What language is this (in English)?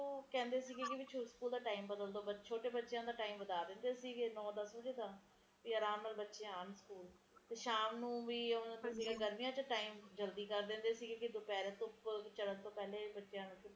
Punjabi